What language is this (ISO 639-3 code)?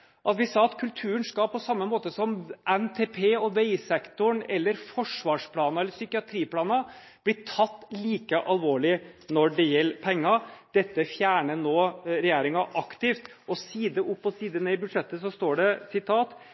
nob